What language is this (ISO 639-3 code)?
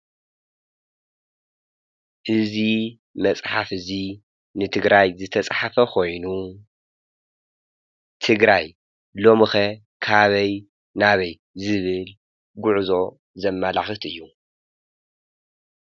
tir